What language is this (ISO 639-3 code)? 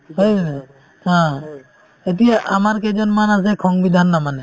asm